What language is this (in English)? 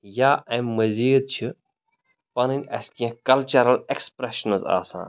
Kashmiri